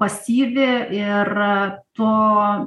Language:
Lithuanian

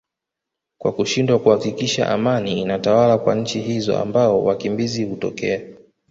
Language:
Swahili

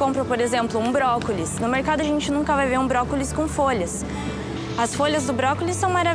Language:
Portuguese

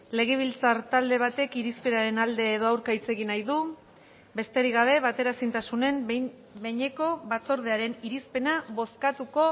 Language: Basque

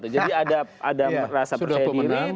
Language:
Indonesian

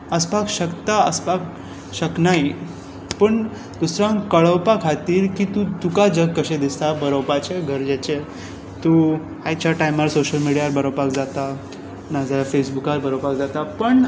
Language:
Konkani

